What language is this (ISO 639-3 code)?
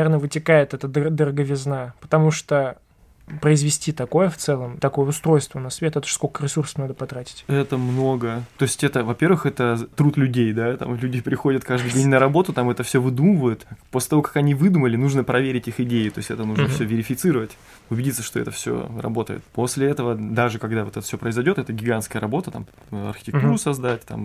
rus